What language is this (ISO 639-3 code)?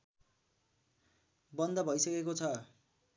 nep